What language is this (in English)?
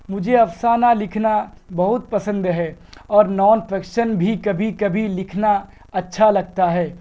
Urdu